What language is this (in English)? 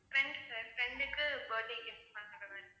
Tamil